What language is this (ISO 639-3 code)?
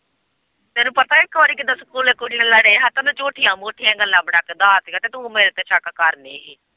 pan